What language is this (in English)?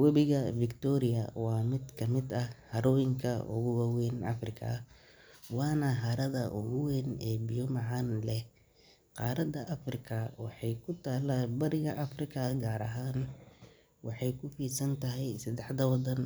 Somali